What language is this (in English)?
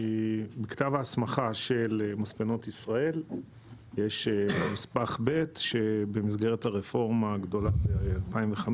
Hebrew